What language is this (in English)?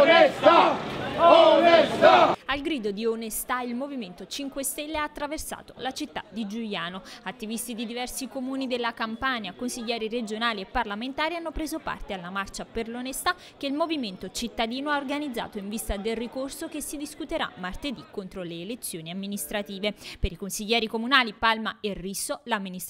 Italian